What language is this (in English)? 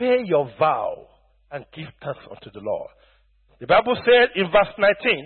English